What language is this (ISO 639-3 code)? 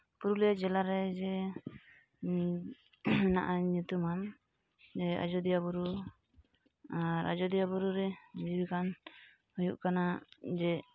sat